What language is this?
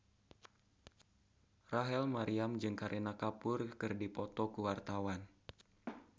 Sundanese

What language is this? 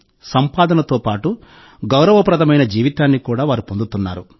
Telugu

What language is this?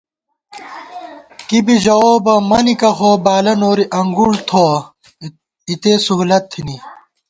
Gawar-Bati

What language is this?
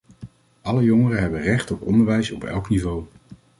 Dutch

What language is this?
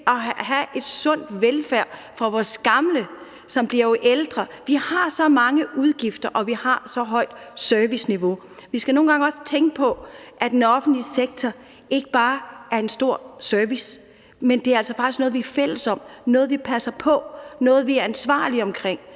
Danish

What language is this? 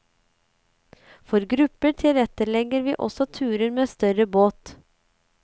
Norwegian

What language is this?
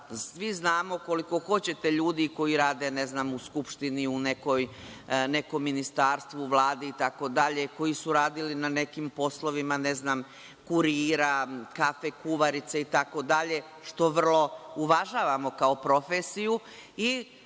Serbian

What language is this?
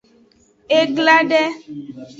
Aja (Benin)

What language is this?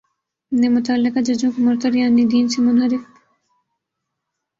Urdu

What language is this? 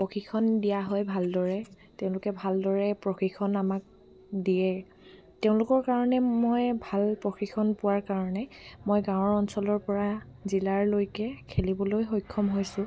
Assamese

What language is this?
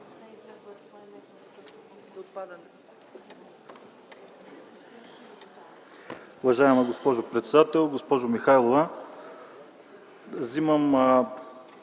Bulgarian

